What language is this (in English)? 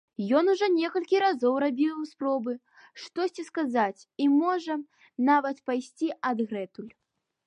Belarusian